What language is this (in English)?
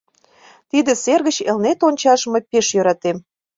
Mari